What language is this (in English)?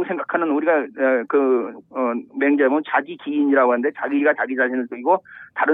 Korean